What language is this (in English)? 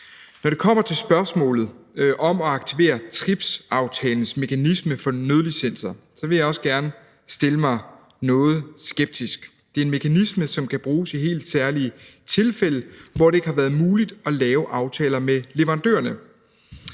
Danish